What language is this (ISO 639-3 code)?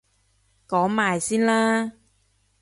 yue